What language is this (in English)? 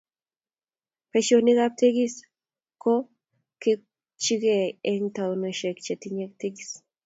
Kalenjin